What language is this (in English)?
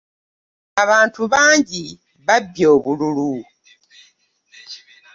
Ganda